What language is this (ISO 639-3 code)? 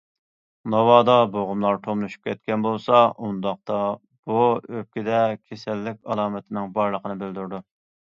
uig